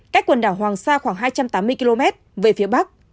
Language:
Vietnamese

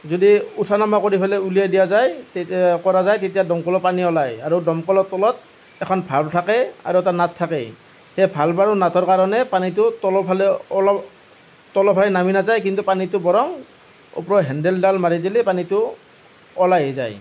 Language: Assamese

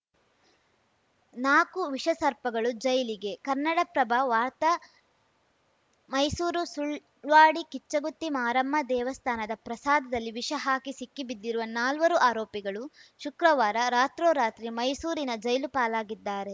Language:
Kannada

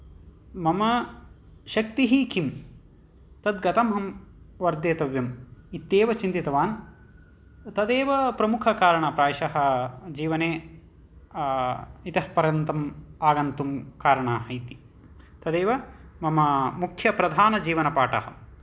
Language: Sanskrit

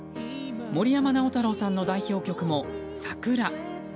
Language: Japanese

